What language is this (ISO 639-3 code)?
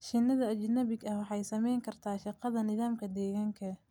som